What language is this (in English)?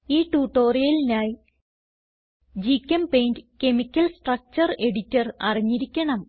Malayalam